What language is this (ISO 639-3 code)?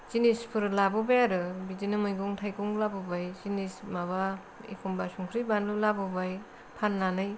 brx